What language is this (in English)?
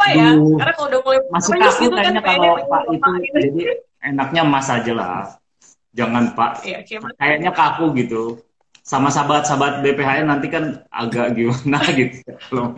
Indonesian